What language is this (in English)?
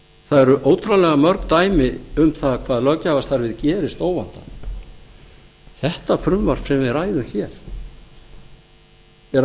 Icelandic